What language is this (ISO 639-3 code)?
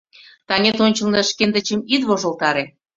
chm